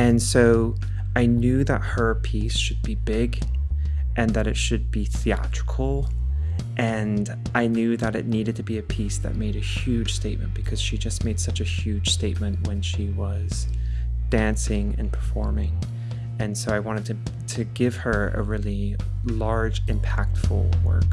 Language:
English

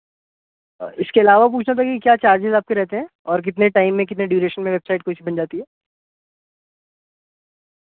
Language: Urdu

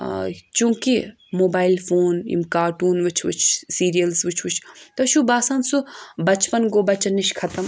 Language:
Kashmiri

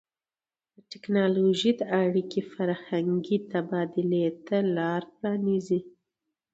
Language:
Pashto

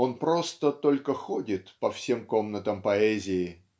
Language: Russian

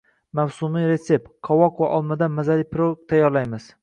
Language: Uzbek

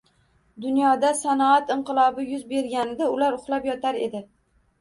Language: Uzbek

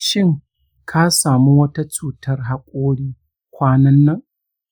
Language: Hausa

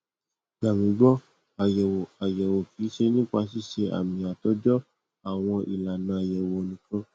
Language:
Yoruba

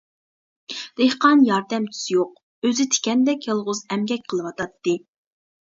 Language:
Uyghur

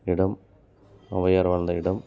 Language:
Tamil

